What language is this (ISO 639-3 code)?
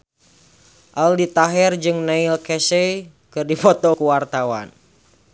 sun